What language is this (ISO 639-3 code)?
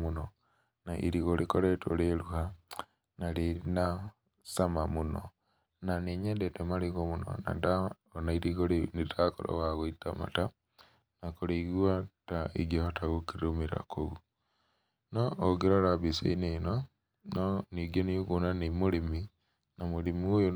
kik